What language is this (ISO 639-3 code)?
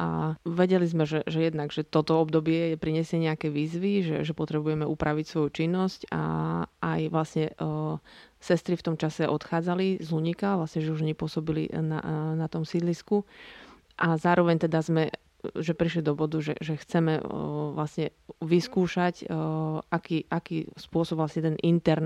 slk